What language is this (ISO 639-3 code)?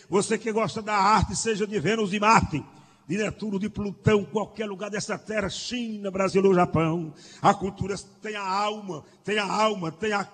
por